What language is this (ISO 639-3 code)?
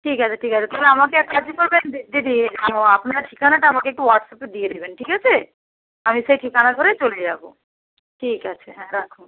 ben